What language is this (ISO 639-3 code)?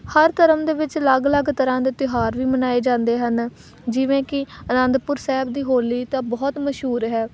pan